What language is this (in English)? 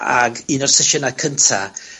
Welsh